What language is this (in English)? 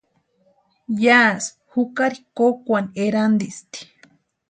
Western Highland Purepecha